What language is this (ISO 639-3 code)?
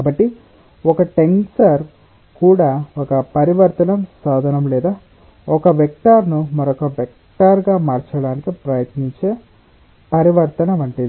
tel